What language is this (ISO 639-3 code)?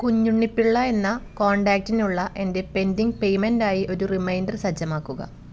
mal